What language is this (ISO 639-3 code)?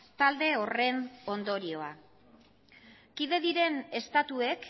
eus